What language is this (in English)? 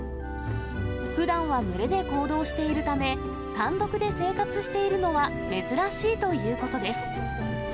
Japanese